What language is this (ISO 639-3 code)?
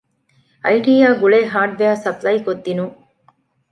div